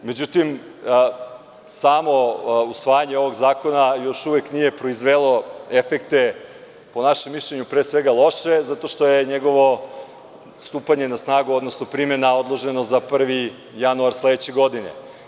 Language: Serbian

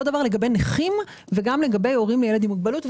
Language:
Hebrew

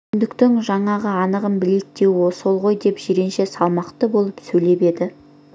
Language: Kazakh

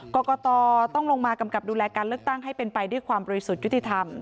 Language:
Thai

